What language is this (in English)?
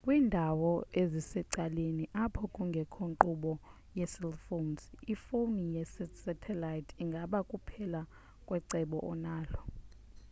Xhosa